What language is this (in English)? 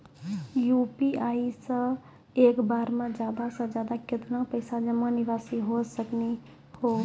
Maithili